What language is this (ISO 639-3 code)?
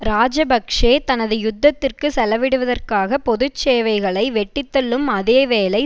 tam